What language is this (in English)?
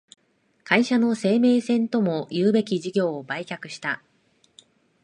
Japanese